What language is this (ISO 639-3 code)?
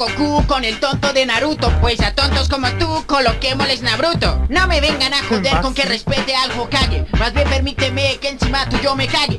spa